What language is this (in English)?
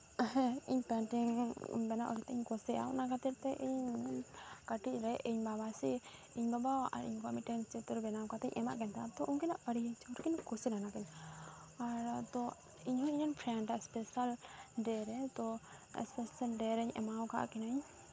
Santali